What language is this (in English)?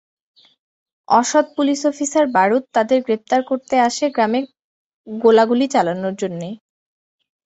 Bangla